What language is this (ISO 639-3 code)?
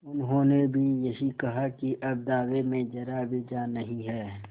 hin